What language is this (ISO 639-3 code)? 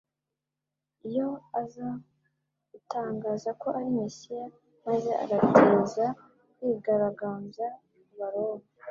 kin